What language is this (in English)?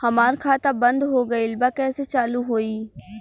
Bhojpuri